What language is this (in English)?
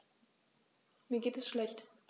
German